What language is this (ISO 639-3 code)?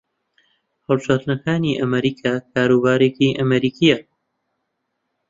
ckb